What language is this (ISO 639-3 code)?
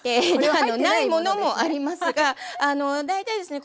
jpn